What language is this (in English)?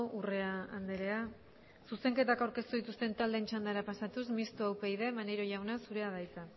Basque